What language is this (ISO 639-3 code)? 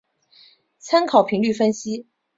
zho